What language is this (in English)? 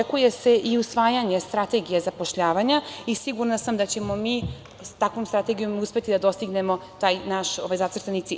Serbian